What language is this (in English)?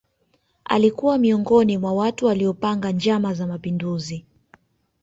Swahili